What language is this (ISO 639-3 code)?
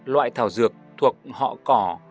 vie